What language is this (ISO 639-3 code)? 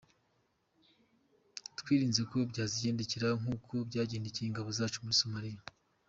kin